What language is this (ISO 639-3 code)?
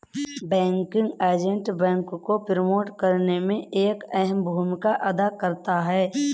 hin